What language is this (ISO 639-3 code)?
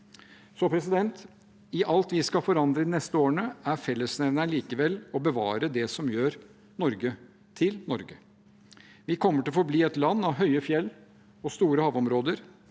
nor